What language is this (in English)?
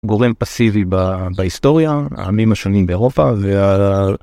Hebrew